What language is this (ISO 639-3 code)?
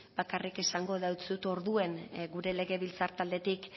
eus